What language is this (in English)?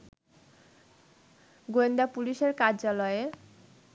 Bangla